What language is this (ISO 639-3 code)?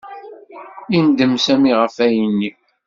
kab